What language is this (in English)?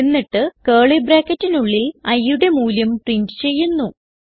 Malayalam